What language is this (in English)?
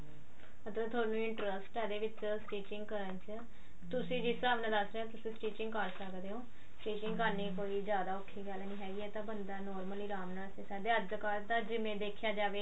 Punjabi